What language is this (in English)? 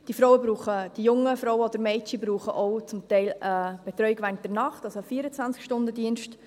Swiss German